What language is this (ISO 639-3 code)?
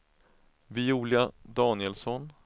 swe